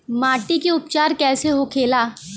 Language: Bhojpuri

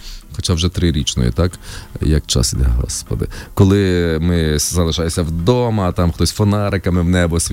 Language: Ukrainian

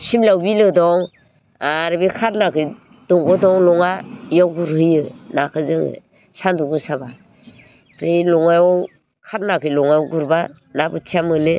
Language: Bodo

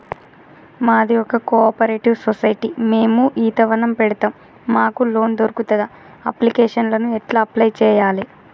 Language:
Telugu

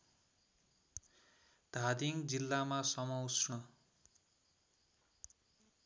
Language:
Nepali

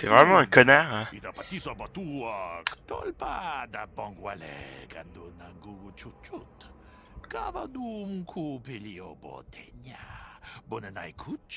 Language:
French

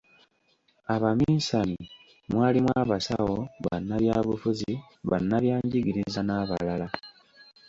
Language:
Ganda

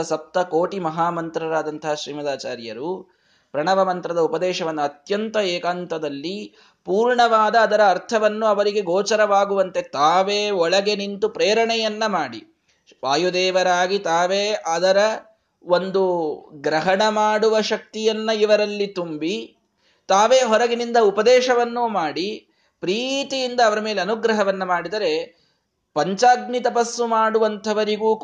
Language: Kannada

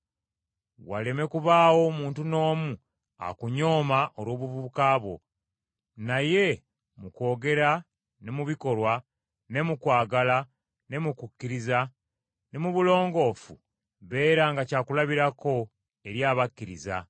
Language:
Ganda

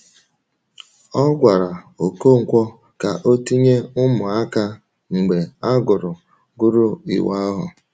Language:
Igbo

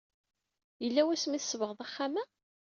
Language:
Kabyle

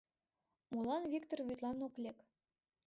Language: Mari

